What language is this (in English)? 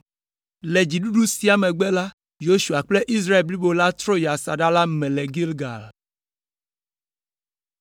Ewe